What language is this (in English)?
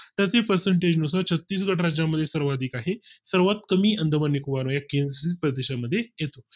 Marathi